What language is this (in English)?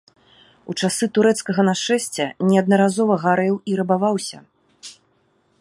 Belarusian